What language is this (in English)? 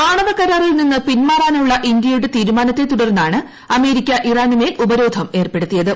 Malayalam